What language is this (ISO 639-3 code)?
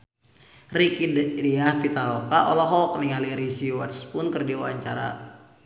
sun